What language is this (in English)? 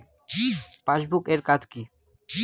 Bangla